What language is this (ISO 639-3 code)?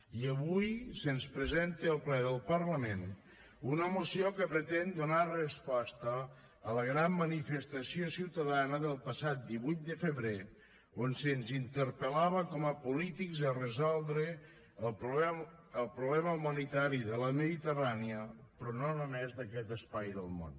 cat